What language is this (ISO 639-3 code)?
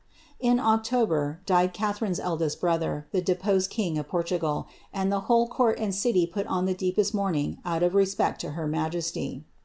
eng